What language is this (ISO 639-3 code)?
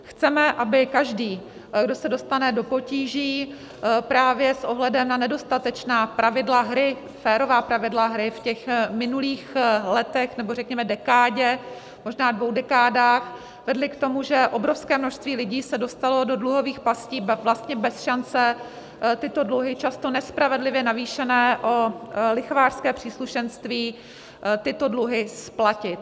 ces